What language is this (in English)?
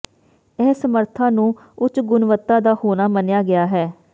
Punjabi